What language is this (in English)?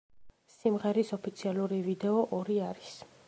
Georgian